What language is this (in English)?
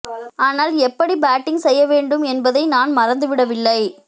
Tamil